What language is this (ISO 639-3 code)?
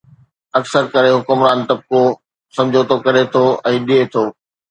snd